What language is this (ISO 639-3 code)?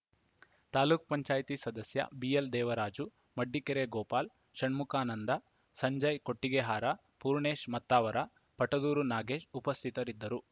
kan